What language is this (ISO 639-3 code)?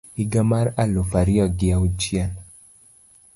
luo